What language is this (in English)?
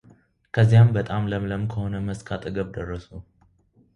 Amharic